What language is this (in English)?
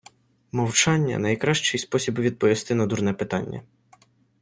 Ukrainian